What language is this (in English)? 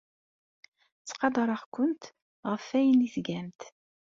Kabyle